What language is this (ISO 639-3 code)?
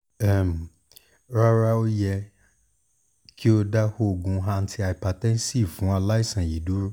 yor